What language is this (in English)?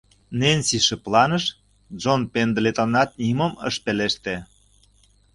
Mari